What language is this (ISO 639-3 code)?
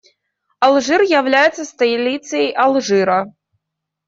rus